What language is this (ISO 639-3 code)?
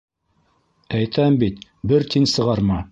bak